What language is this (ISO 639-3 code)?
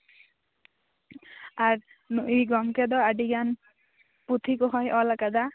sat